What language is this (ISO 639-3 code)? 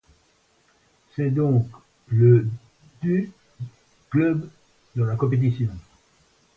fra